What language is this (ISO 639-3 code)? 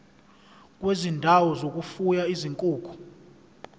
zul